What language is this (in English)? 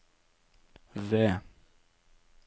Norwegian